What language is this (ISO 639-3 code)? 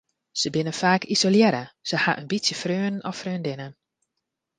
fry